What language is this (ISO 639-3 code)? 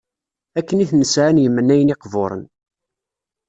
kab